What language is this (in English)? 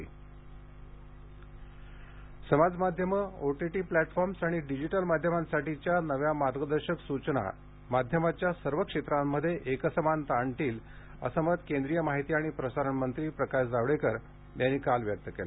Marathi